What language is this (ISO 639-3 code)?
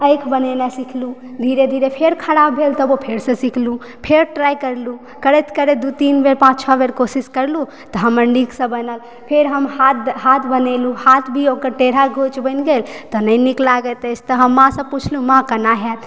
mai